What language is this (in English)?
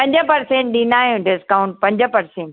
Sindhi